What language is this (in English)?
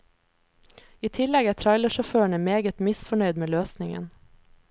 Norwegian